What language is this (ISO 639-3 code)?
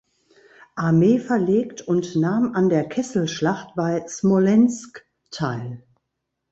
deu